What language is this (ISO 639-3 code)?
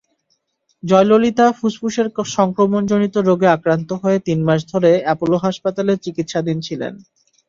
ben